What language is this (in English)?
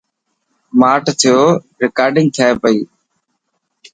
Dhatki